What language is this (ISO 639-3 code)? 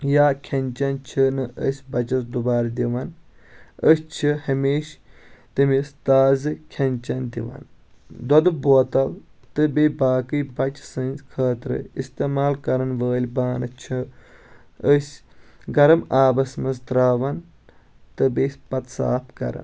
kas